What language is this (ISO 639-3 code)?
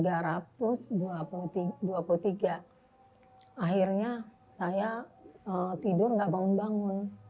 ind